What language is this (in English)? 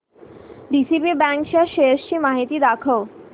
Marathi